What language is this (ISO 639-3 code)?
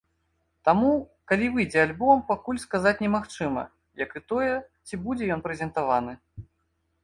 bel